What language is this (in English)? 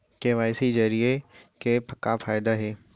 Chhattisgarhi